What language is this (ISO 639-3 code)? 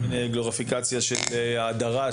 heb